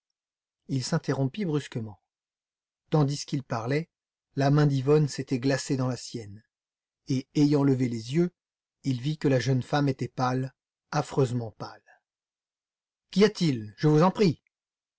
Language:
French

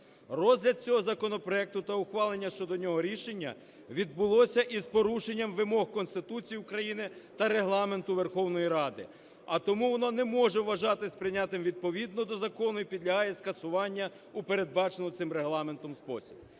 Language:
Ukrainian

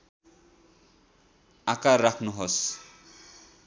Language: Nepali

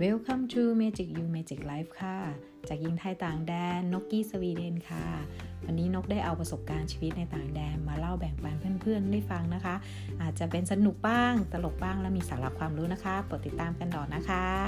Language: Thai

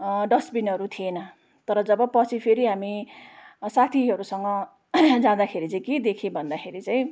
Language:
Nepali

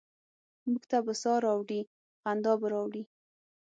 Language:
Pashto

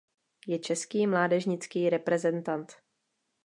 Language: Czech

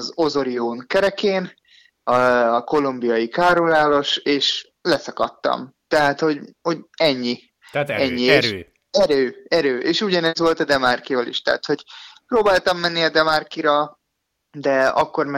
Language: Hungarian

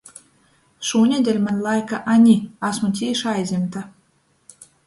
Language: Latgalian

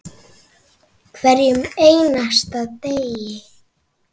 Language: Icelandic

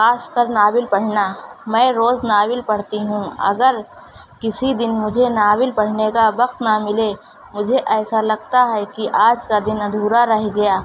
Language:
Urdu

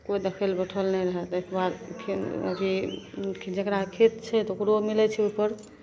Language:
Maithili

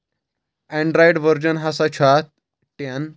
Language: Kashmiri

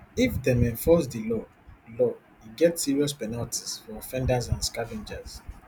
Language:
Nigerian Pidgin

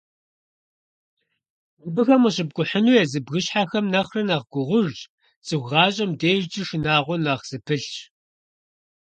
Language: Kabardian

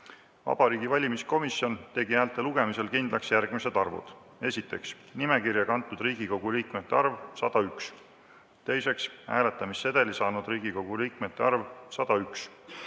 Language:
Estonian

